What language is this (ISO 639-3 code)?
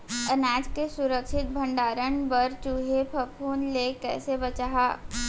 hne